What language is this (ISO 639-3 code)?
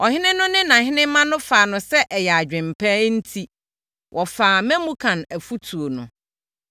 aka